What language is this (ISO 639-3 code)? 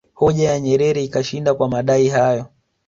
swa